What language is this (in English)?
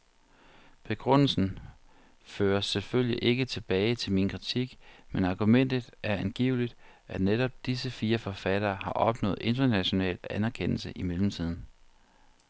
Danish